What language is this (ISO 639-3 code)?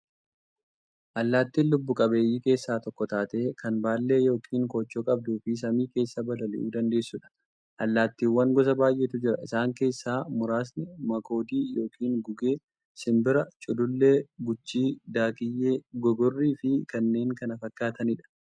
orm